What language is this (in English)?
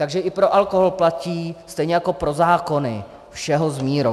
Czech